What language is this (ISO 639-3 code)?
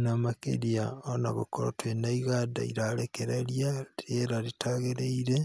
kik